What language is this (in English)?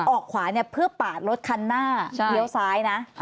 Thai